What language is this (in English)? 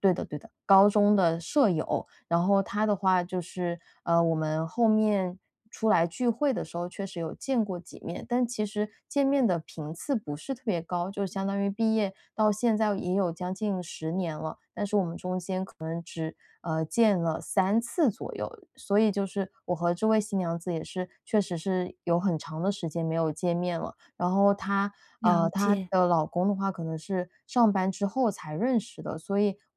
Chinese